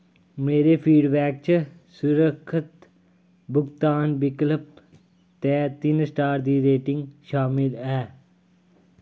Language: Dogri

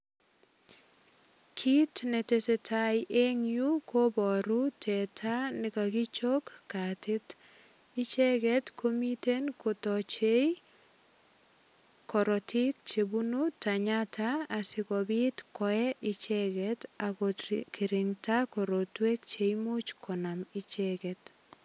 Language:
Kalenjin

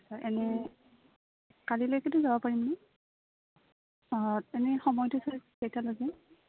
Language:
Assamese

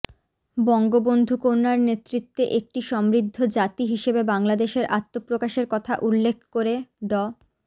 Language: Bangla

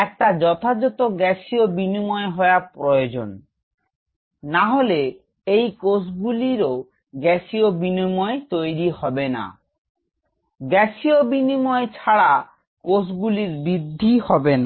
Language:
Bangla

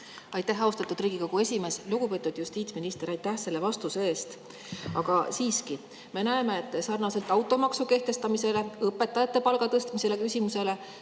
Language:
Estonian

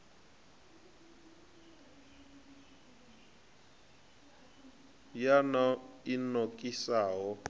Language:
Venda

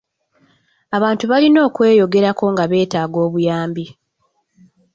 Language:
Ganda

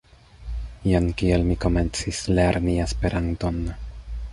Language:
Esperanto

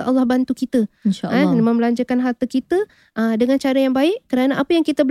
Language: Malay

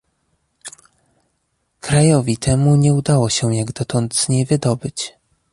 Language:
Polish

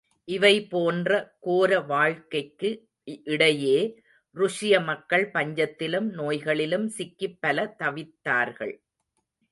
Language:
Tamil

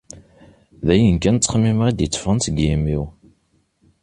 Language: Kabyle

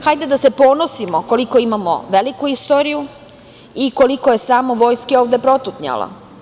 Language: Serbian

